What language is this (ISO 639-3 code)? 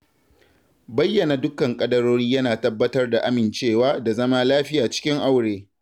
hau